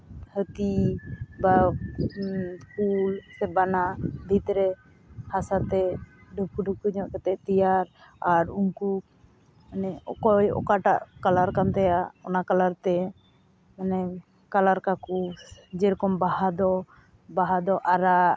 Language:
Santali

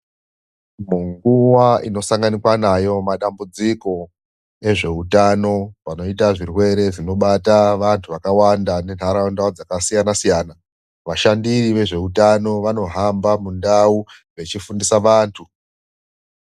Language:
Ndau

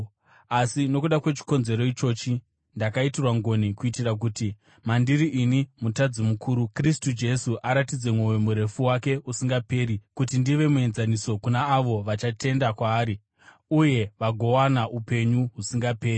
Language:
Shona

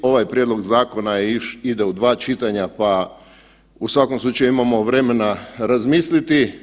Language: Croatian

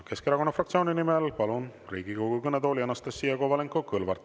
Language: Estonian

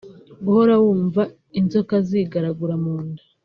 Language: Kinyarwanda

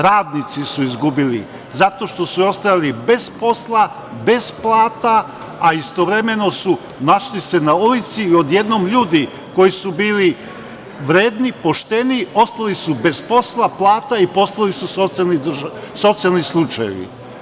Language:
Serbian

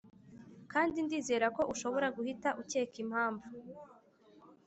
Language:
Kinyarwanda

